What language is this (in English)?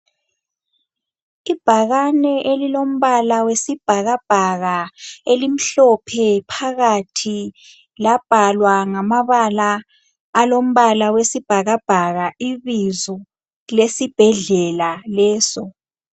North Ndebele